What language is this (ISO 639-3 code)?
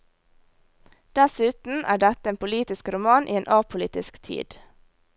nor